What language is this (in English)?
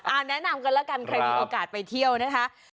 Thai